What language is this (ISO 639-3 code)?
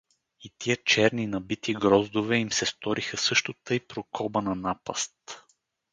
bul